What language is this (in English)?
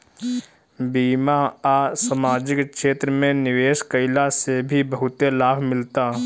Bhojpuri